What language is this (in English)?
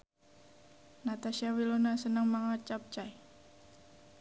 Javanese